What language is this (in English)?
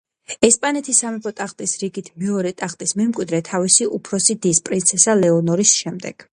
Georgian